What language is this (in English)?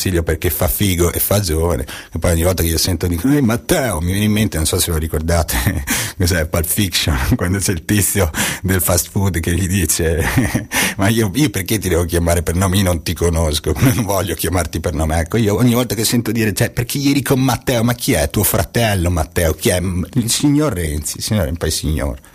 Italian